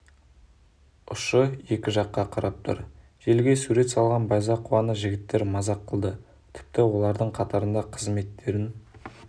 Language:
Kazakh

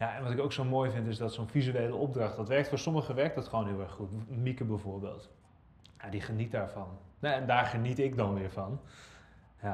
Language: Dutch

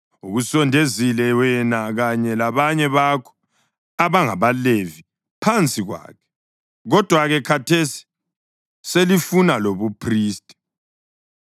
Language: North Ndebele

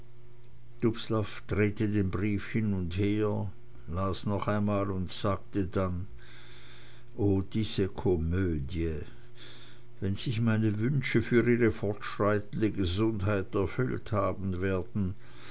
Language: German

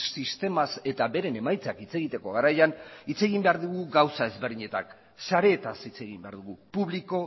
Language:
Basque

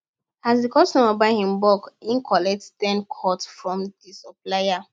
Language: Nigerian Pidgin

